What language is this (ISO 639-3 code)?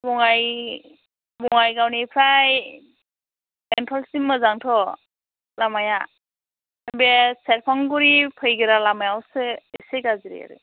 brx